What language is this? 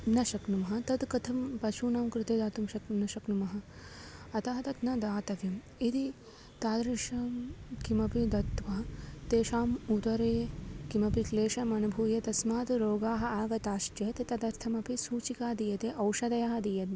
Sanskrit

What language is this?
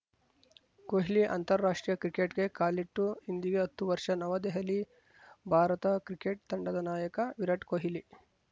Kannada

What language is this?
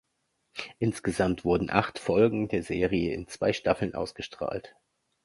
German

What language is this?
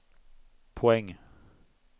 Swedish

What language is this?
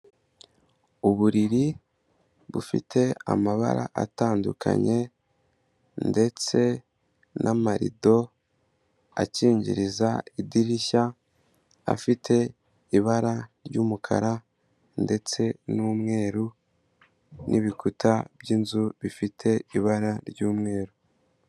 Kinyarwanda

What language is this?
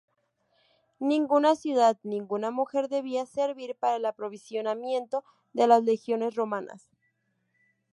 Spanish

